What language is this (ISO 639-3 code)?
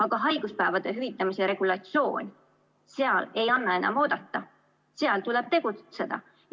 est